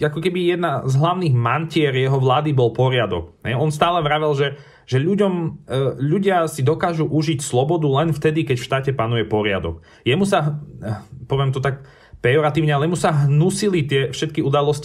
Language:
Slovak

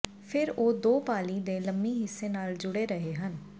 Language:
Punjabi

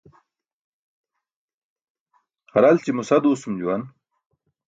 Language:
Burushaski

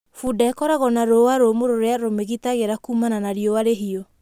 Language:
Kikuyu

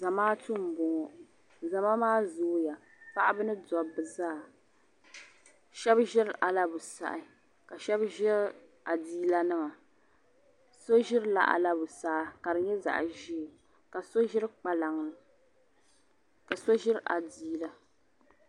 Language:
Dagbani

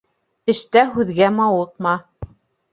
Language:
Bashkir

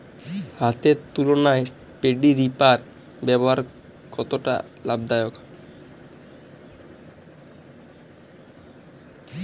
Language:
Bangla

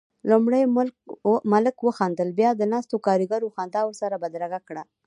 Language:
Pashto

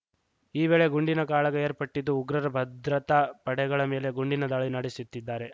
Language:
Kannada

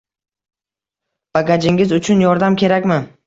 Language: Uzbek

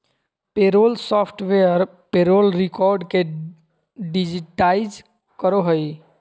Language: Magahi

